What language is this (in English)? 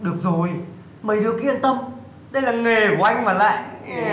Vietnamese